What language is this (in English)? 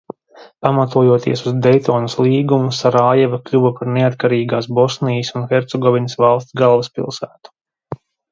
Latvian